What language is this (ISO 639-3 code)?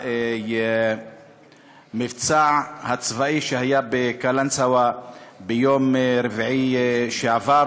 heb